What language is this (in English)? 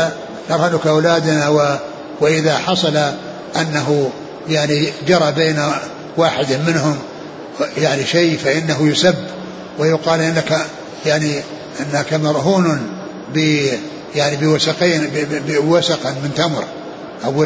Arabic